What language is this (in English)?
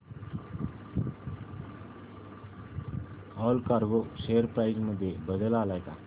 Marathi